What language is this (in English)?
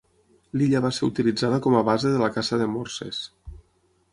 Catalan